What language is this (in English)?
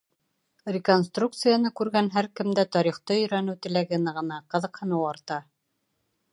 Bashkir